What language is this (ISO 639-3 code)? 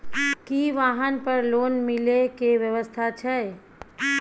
mai